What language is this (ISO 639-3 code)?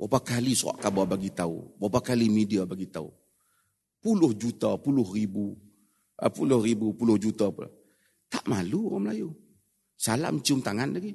msa